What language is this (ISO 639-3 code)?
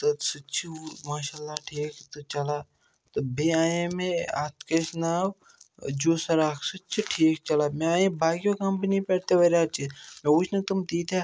kas